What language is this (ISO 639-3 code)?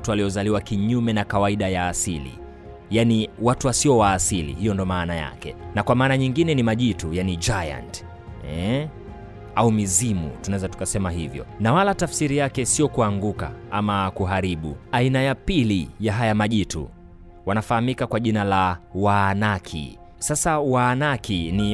swa